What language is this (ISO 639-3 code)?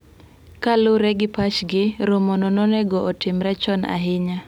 luo